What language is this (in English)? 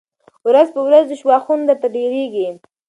Pashto